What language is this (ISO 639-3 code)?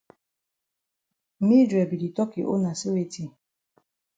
wes